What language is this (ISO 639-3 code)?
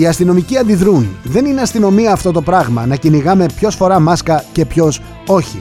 ell